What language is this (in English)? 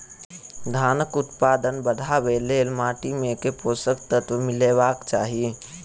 Maithili